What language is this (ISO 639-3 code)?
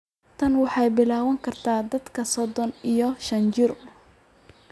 som